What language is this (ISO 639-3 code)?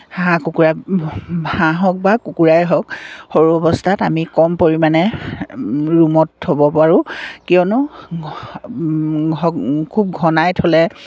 asm